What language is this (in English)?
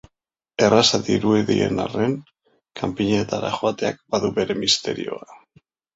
Basque